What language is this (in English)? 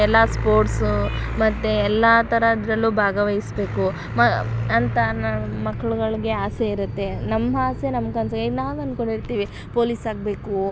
Kannada